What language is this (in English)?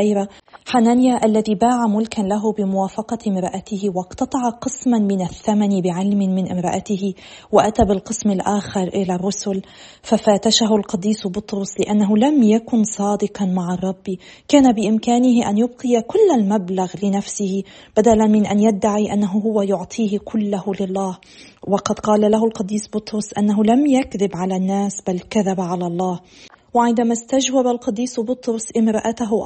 Arabic